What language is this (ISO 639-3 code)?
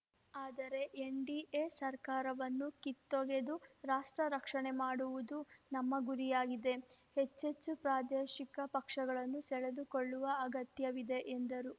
kan